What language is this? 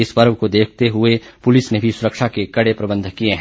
Hindi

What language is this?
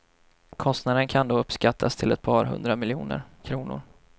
Swedish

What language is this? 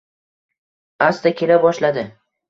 Uzbek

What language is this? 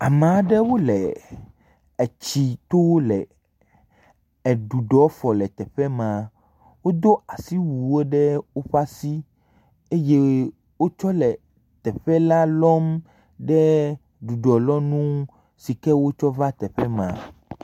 Ewe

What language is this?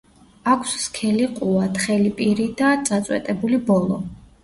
Georgian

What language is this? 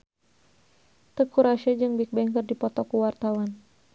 Sundanese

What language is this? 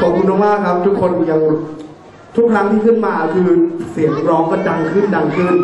Thai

